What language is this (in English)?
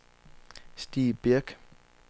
Danish